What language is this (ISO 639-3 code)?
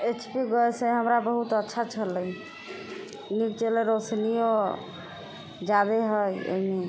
mai